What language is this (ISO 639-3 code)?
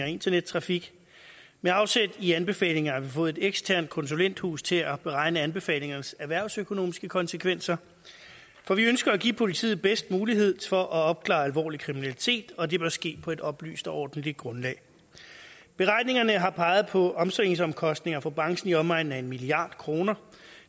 dan